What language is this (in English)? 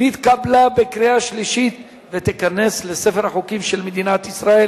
Hebrew